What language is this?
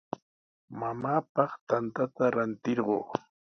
Sihuas Ancash Quechua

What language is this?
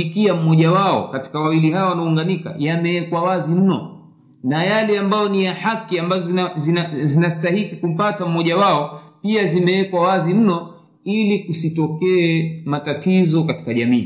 Swahili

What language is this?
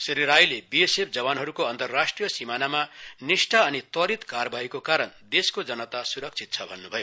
Nepali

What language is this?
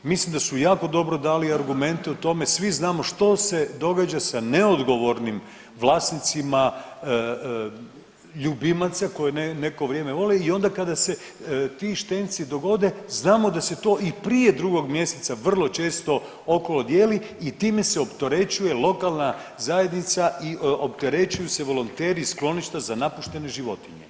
Croatian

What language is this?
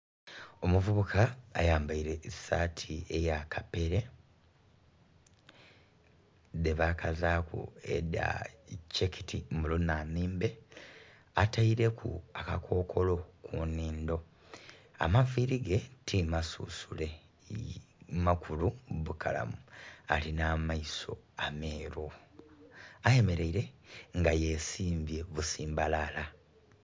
Soga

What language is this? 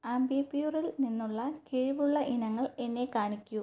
Malayalam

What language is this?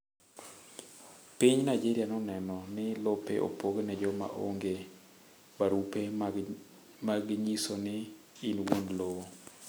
Luo (Kenya and Tanzania)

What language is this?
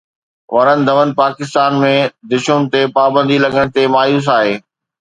Sindhi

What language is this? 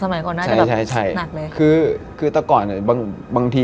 Thai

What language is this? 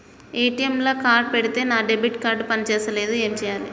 Telugu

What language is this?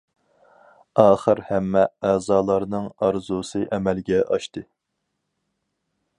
Uyghur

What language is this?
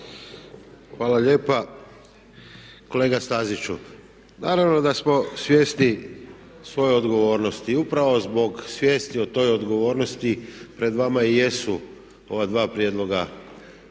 Croatian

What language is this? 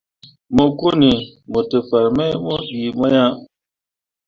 Mundang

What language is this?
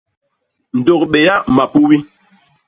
Basaa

